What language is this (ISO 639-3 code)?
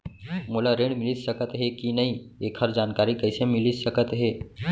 hne